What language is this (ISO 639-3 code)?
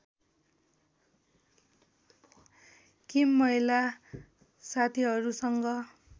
nep